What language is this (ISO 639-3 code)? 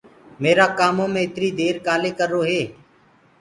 ggg